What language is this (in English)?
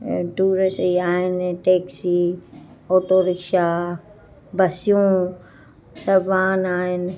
Sindhi